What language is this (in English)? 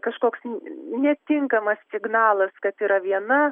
Lithuanian